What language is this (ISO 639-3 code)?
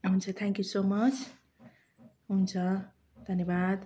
nep